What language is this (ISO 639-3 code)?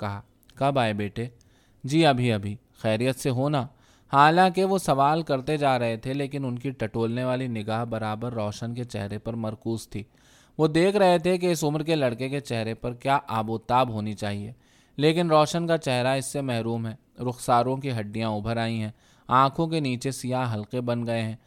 urd